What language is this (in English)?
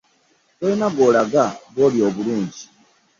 Ganda